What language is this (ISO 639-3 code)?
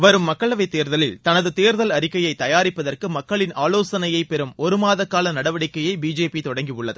tam